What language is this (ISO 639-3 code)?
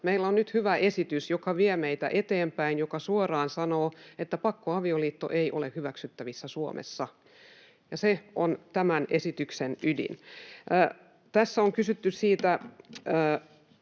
fin